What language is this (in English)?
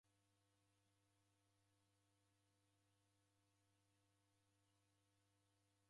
Taita